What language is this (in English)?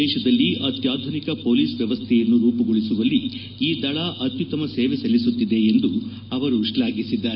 Kannada